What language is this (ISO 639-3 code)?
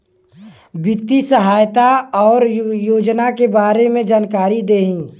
bho